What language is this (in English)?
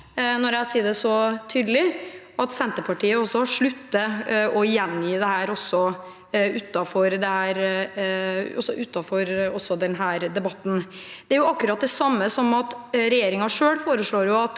Norwegian